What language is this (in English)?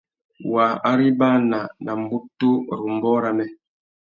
Tuki